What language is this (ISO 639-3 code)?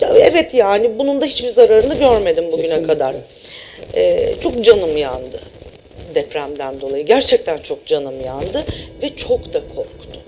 tur